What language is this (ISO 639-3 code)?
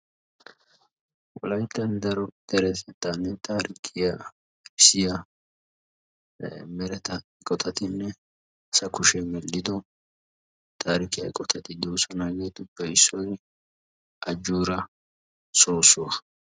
wal